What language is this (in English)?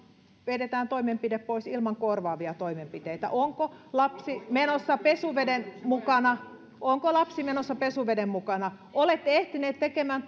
Finnish